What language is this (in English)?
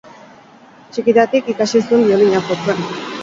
Basque